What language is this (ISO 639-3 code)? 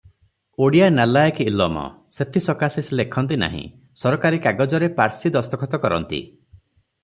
ori